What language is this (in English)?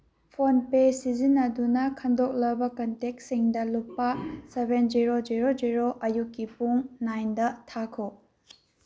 Manipuri